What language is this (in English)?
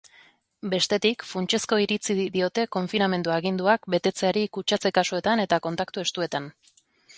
Basque